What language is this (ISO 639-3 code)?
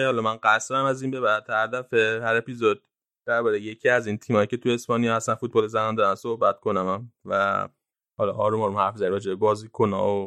fas